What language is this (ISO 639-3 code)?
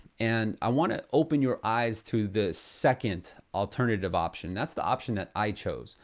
eng